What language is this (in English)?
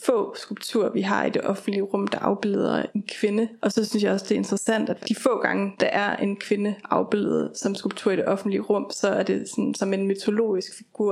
Danish